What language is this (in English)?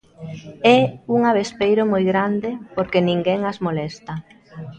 Galician